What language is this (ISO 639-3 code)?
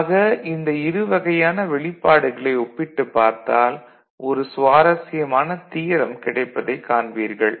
tam